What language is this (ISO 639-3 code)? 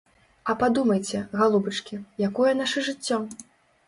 bel